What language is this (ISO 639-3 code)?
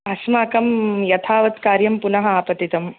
san